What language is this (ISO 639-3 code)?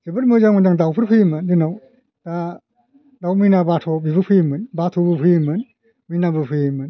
brx